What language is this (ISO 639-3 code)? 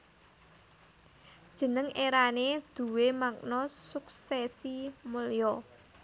jav